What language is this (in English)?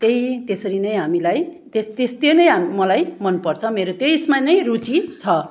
Nepali